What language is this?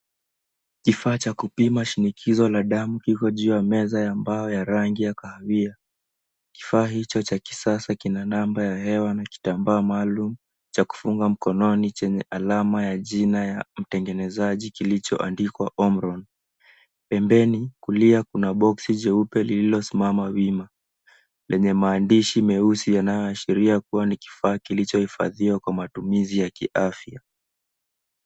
Swahili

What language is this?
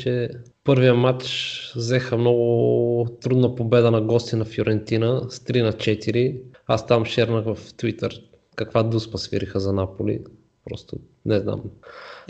Bulgarian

